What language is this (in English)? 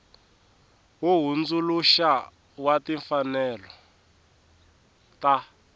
Tsonga